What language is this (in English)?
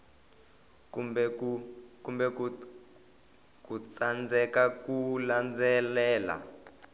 Tsonga